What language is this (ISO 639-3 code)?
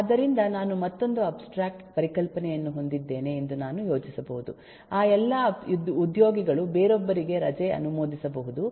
kan